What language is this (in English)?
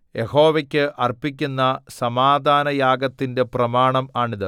Malayalam